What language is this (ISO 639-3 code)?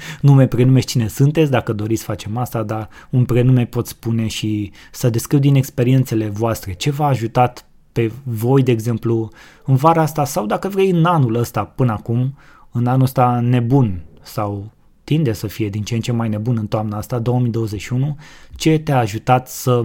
ron